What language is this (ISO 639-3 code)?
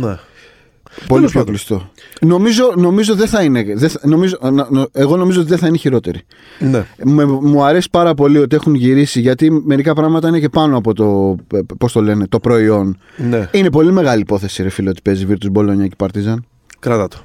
ell